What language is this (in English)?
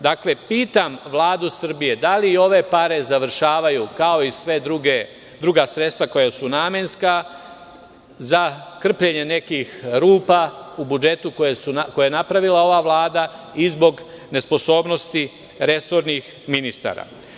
Serbian